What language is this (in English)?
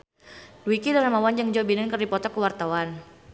Sundanese